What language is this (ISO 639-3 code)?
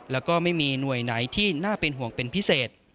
tha